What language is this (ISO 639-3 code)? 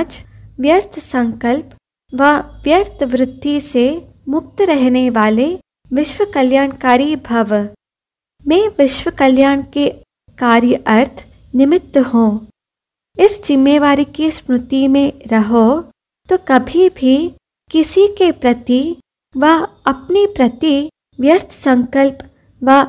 hin